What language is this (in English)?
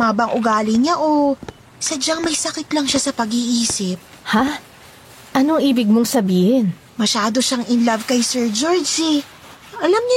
Filipino